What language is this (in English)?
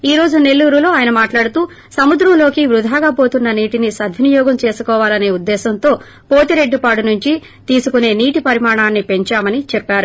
Telugu